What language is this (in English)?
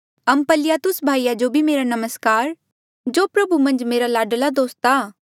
Mandeali